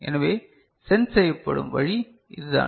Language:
Tamil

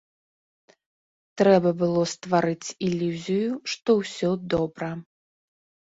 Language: Belarusian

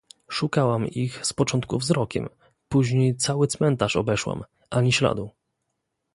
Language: Polish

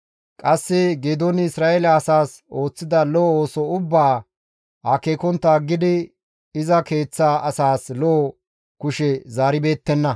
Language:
Gamo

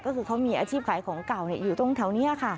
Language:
Thai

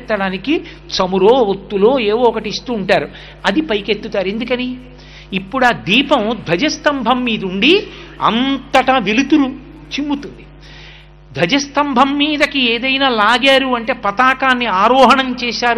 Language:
Telugu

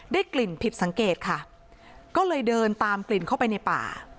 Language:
Thai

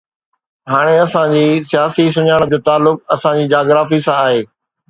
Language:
Sindhi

